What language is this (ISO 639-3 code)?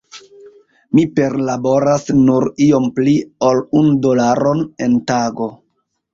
epo